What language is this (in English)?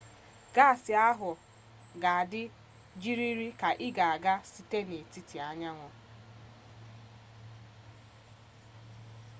Igbo